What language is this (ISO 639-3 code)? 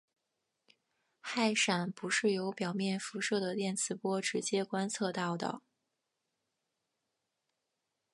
zho